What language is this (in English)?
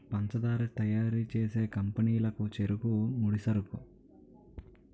Telugu